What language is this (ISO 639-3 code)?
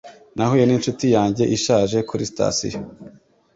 kin